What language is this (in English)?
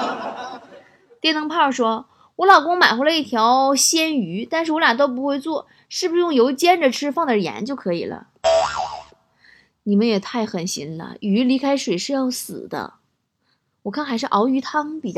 Chinese